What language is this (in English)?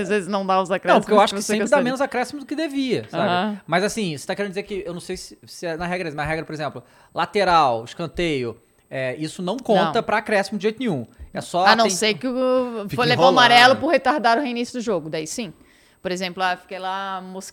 Portuguese